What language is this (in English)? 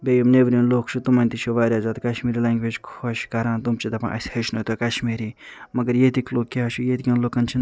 Kashmiri